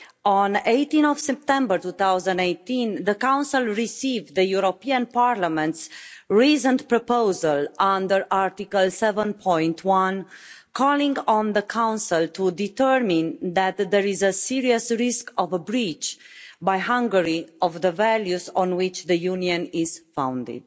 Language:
English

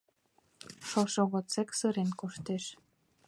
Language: Mari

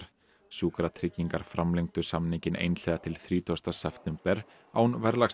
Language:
Icelandic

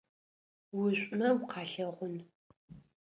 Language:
Adyghe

